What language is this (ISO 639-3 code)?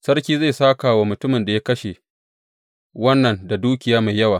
hau